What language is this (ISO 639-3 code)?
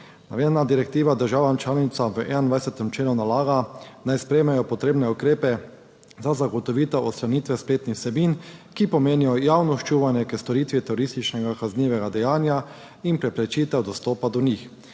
slv